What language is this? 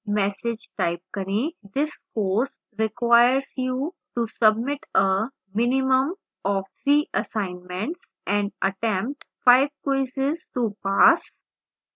Hindi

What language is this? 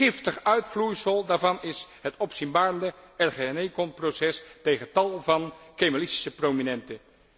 Dutch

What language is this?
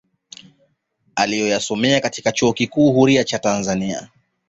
Swahili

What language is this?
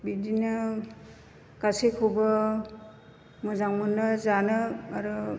Bodo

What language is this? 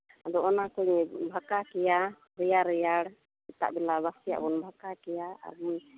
Santali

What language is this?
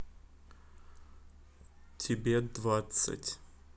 Russian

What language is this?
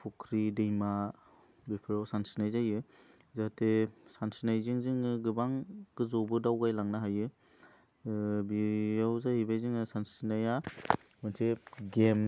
Bodo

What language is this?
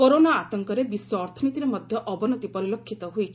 Odia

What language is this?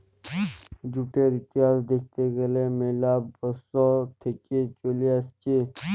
Bangla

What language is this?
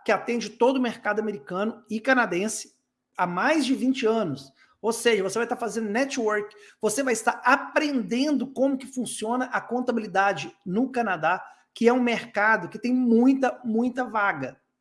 Portuguese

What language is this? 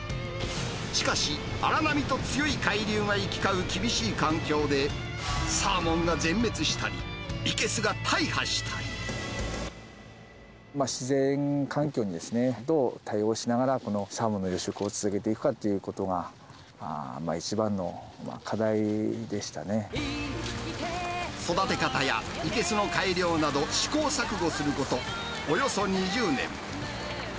Japanese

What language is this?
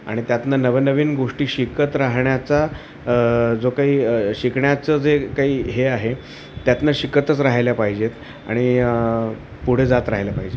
Marathi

